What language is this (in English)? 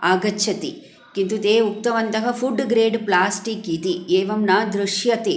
Sanskrit